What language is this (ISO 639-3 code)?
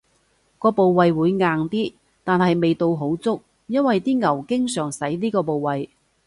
yue